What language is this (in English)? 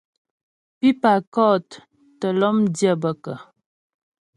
Ghomala